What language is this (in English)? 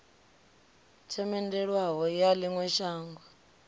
Venda